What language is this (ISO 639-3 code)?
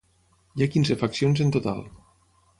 cat